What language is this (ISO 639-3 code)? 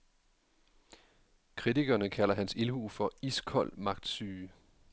dan